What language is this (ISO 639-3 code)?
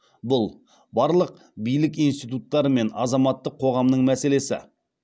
kaz